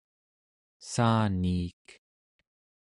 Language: Central Yupik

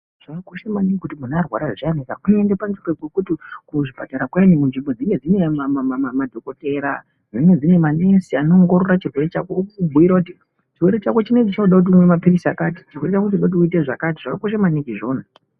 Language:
Ndau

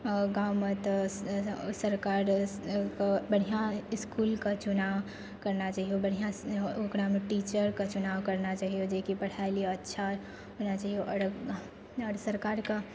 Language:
Maithili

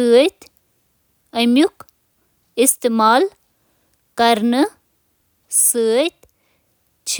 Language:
Kashmiri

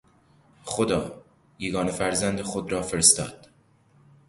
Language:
Persian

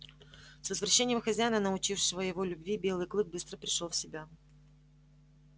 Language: Russian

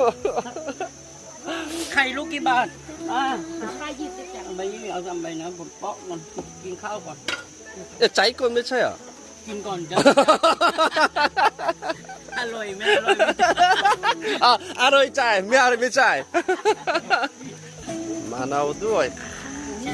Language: Korean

